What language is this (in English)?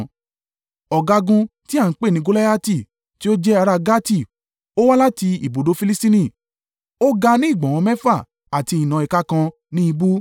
Yoruba